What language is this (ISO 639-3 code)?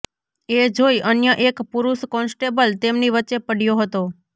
guj